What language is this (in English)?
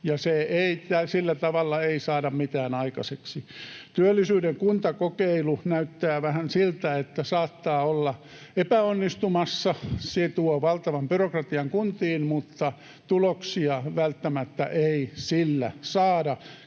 Finnish